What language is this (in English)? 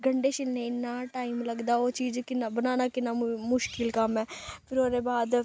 Dogri